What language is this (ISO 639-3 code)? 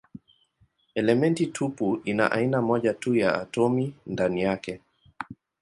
swa